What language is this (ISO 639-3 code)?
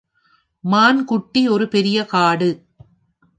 tam